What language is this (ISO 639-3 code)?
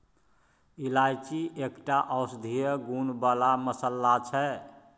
mai